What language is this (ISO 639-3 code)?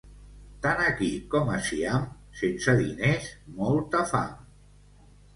cat